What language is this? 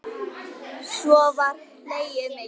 Icelandic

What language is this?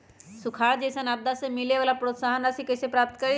Magahi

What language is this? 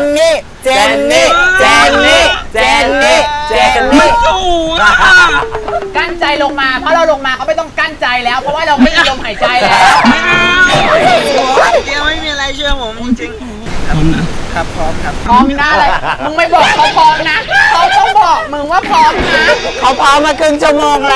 Thai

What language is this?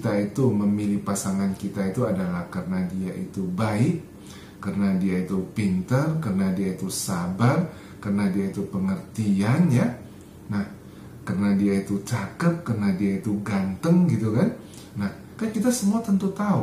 Indonesian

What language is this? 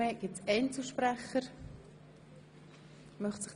Swiss German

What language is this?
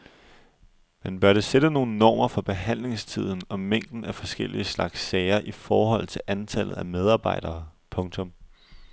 Danish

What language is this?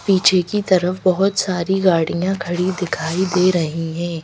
Hindi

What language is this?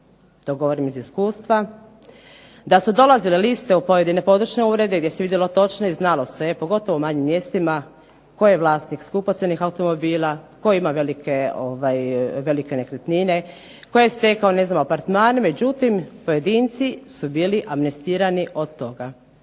Croatian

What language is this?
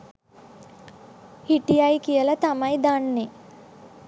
Sinhala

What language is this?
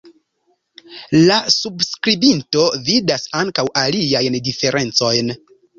Esperanto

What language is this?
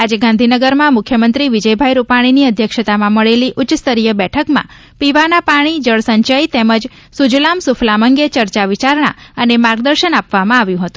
Gujarati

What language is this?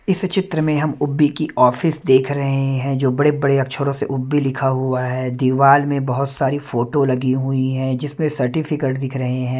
Hindi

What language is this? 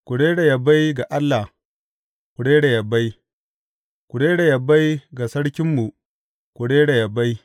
Hausa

